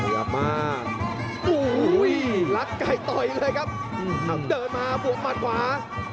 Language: Thai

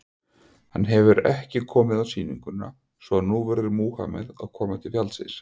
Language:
Icelandic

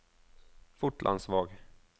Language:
Norwegian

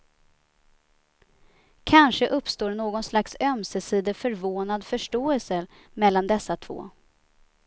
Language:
Swedish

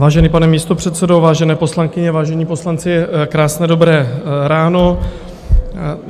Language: Czech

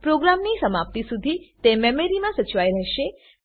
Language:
Gujarati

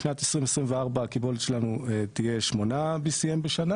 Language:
Hebrew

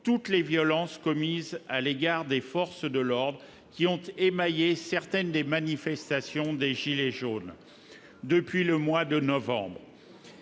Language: French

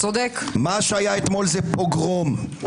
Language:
Hebrew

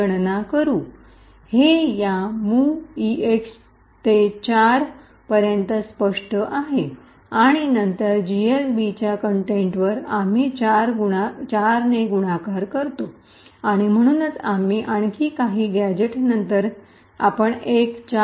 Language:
Marathi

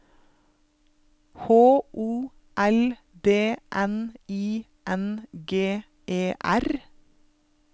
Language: Norwegian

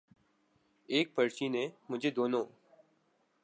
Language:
Urdu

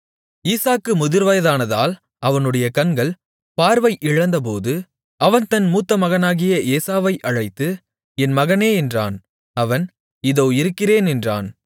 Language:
Tamil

